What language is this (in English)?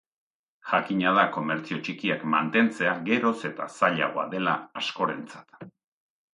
Basque